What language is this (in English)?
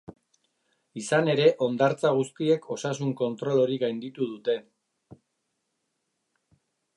Basque